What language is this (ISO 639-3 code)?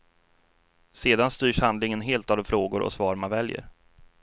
swe